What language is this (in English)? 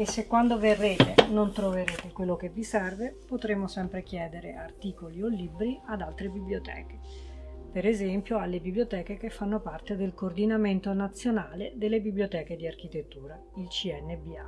Italian